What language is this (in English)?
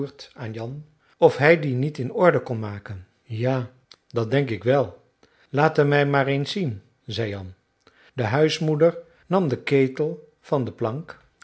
Dutch